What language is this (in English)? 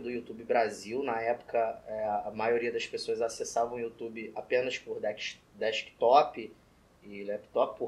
Portuguese